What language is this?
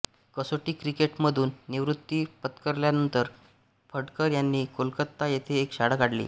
Marathi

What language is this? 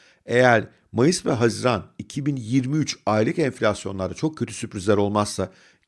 Turkish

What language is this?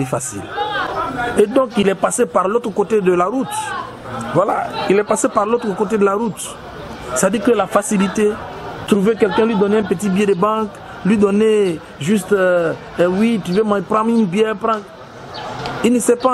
French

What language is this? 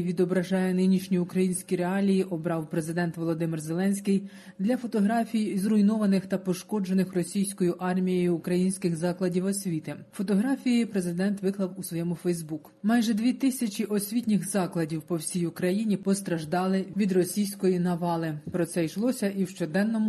Ukrainian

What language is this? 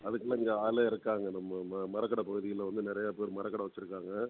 Tamil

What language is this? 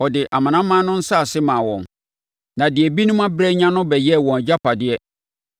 Akan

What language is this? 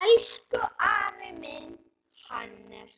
Icelandic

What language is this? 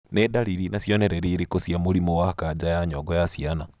Kikuyu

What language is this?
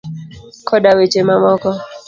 Luo (Kenya and Tanzania)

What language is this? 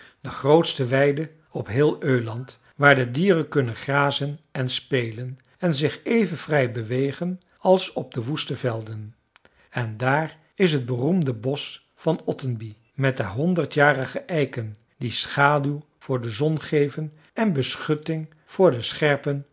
Dutch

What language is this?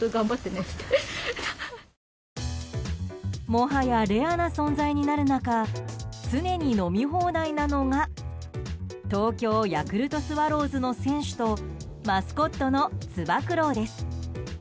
Japanese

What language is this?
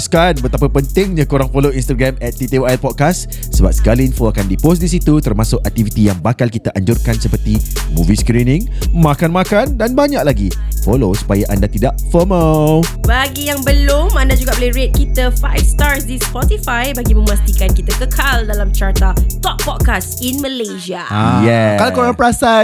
Malay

